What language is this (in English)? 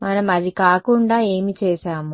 Telugu